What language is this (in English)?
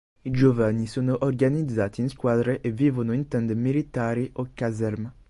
Italian